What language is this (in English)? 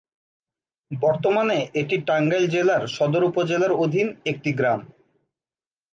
Bangla